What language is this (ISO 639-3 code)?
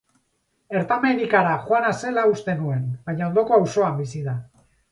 eus